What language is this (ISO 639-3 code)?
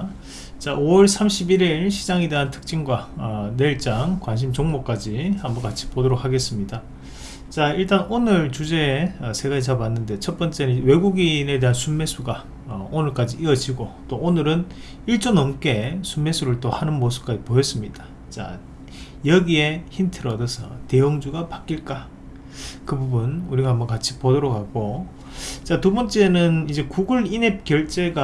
kor